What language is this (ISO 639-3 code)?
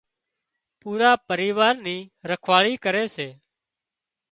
kxp